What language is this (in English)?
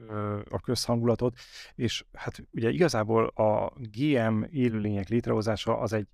Hungarian